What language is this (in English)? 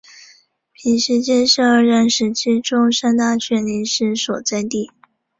Chinese